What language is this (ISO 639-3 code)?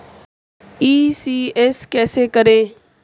hin